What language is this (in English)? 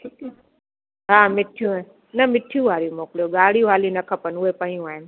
Sindhi